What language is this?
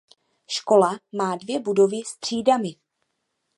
Czech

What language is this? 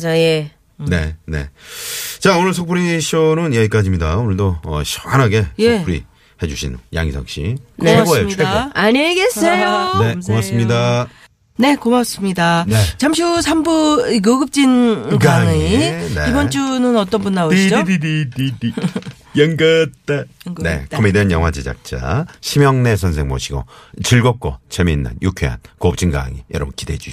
Korean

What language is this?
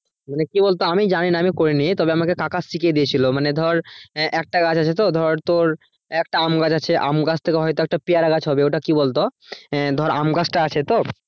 Bangla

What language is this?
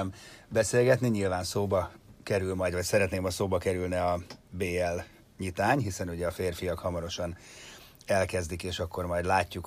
Hungarian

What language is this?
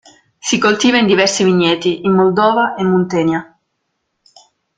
Italian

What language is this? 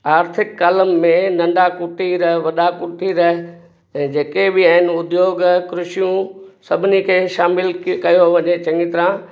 Sindhi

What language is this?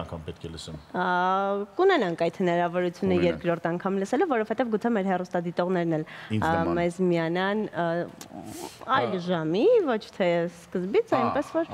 Romanian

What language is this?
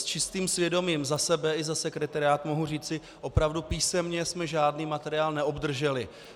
Czech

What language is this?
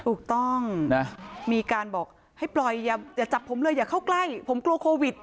Thai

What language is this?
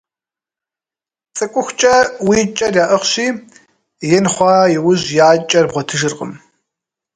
Kabardian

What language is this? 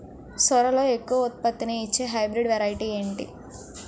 Telugu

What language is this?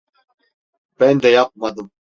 Turkish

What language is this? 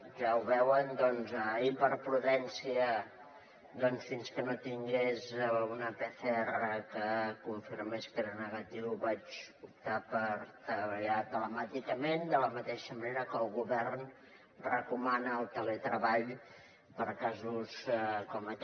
Catalan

